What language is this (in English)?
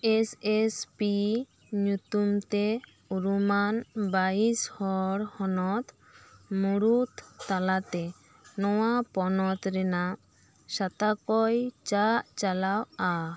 Santali